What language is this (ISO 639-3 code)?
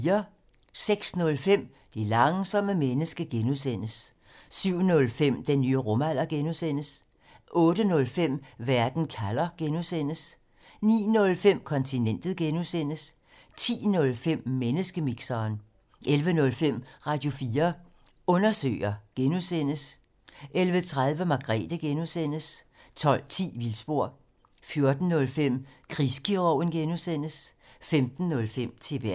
dan